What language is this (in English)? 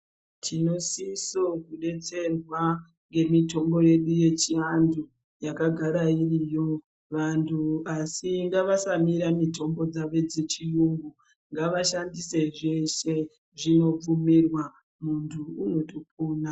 Ndau